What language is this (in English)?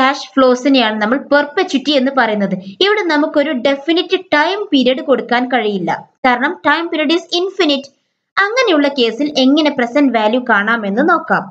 Malayalam